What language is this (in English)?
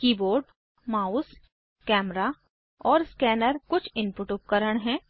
Hindi